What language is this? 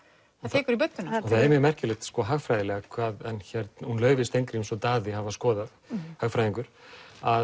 Icelandic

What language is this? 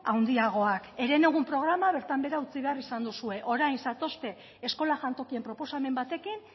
Basque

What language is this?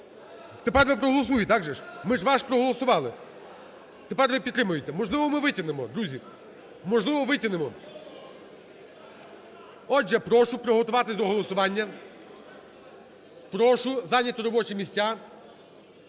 Ukrainian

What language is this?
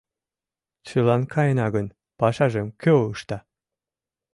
Mari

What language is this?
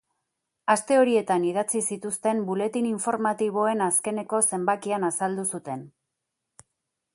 Basque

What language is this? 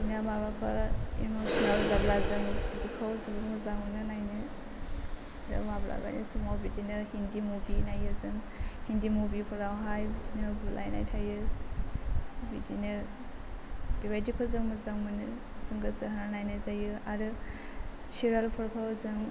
Bodo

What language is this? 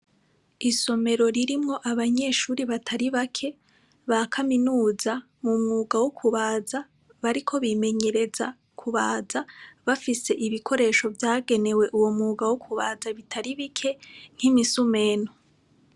Rundi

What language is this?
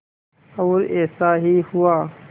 Hindi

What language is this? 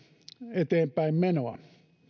Finnish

